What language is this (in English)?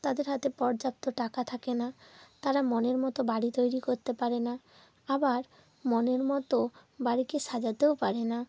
Bangla